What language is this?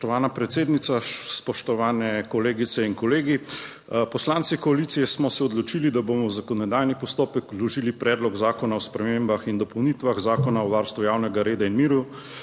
Slovenian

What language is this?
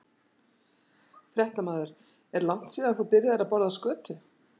Icelandic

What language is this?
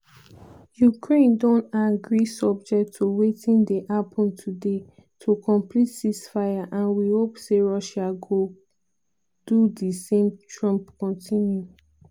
Nigerian Pidgin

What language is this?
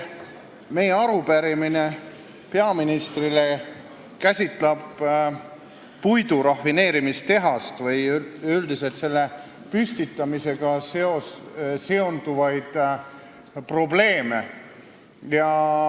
Estonian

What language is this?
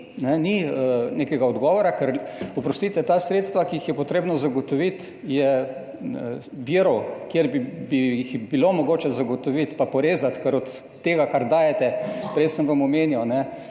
Slovenian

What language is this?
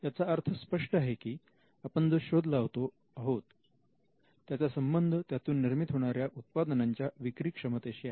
Marathi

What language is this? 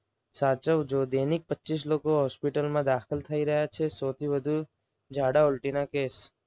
Gujarati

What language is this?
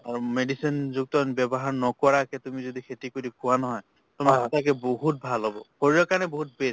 Assamese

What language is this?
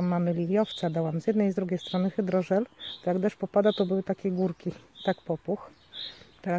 Polish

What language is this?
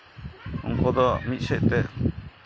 Santali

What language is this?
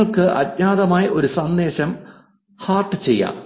Malayalam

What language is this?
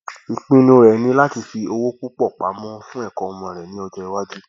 Yoruba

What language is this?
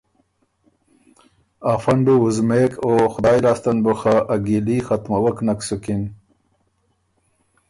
Ormuri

